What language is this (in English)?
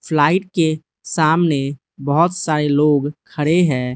Hindi